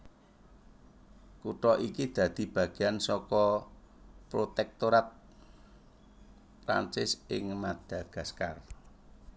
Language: Javanese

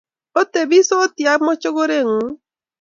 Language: Kalenjin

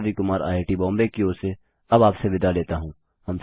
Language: Hindi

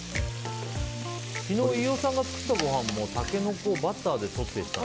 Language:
Japanese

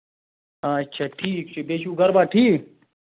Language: Kashmiri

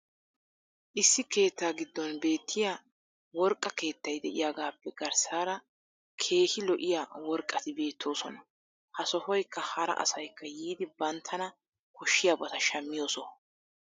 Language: Wolaytta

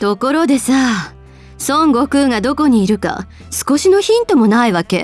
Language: Japanese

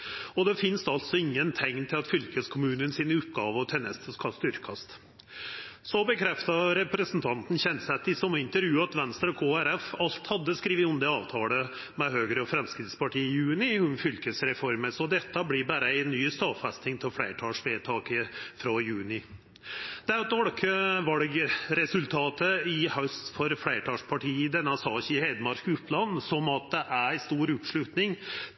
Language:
Norwegian Nynorsk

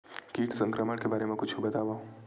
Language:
Chhattisgarhi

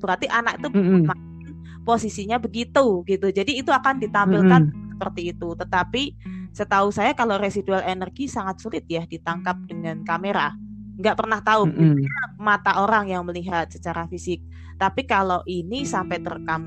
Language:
Indonesian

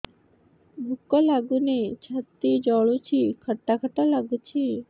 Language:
Odia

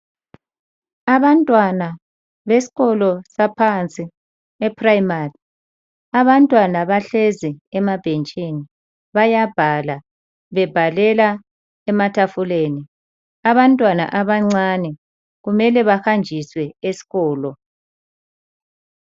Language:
North Ndebele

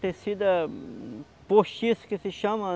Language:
Portuguese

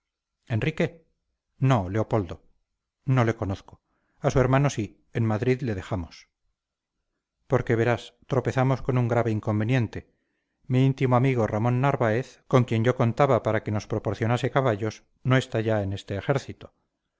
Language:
Spanish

